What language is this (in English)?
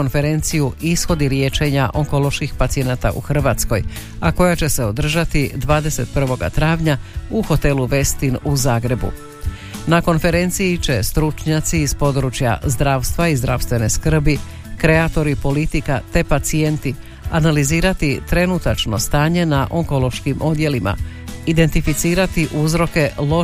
Croatian